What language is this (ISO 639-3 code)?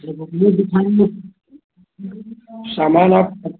hin